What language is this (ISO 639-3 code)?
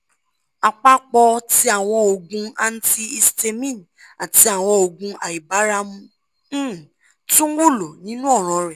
yor